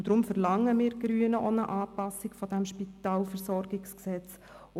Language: Swiss German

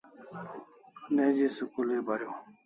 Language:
Kalasha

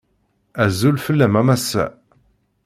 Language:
Kabyle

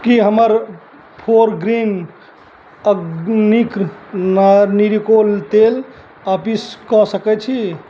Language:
Maithili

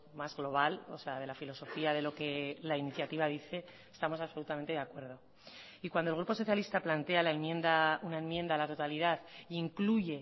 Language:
Spanish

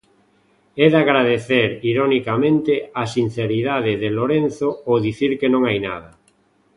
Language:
Galician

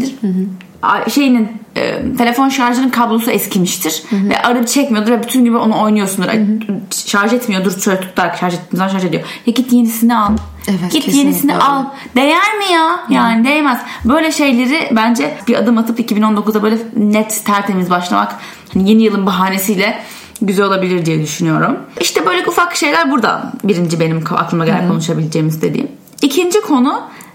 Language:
Turkish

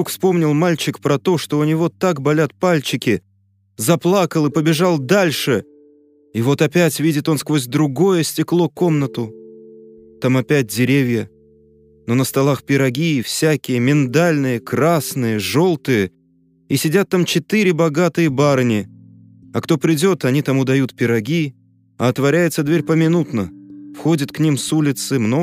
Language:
Russian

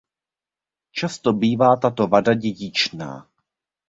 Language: Czech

